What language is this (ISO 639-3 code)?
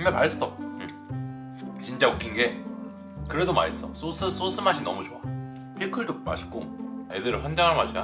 kor